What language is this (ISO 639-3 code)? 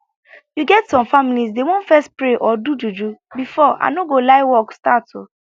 pcm